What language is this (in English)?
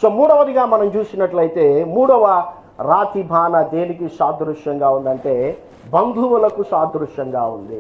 English